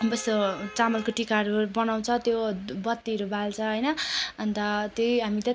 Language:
Nepali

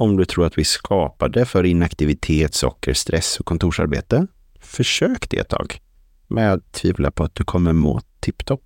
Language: Swedish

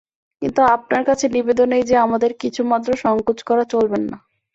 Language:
Bangla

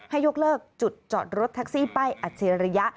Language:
Thai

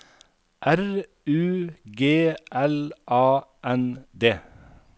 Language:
Norwegian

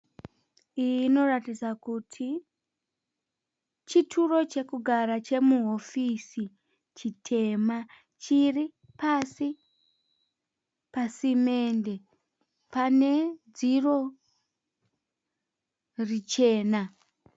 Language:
Shona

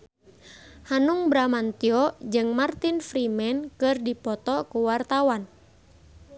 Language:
Sundanese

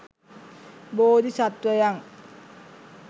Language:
Sinhala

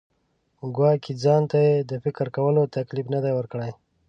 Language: Pashto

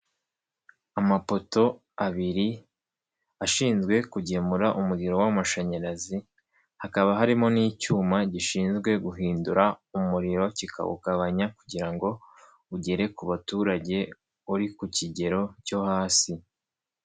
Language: Kinyarwanda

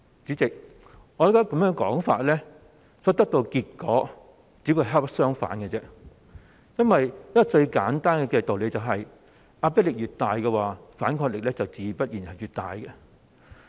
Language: Cantonese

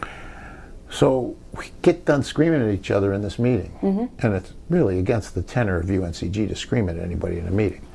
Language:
English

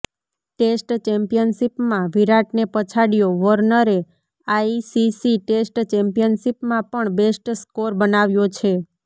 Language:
Gujarati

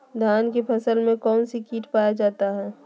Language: Magahi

